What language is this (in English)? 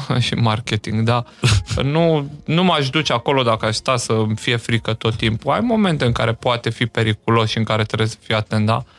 Romanian